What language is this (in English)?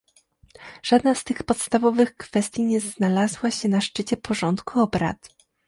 Polish